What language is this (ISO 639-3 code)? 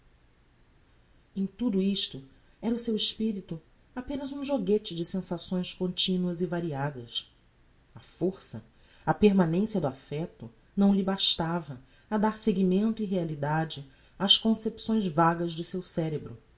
por